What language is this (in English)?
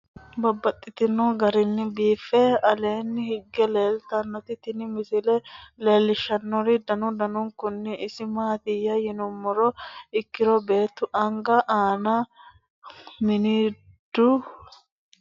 Sidamo